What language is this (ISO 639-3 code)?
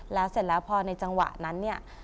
tha